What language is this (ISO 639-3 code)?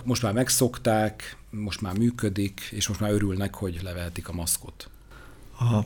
hun